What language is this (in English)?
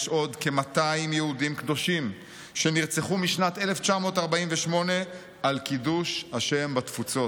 Hebrew